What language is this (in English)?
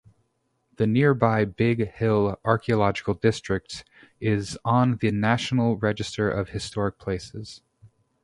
English